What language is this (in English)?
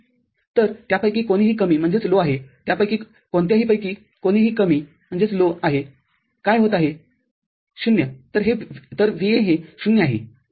Marathi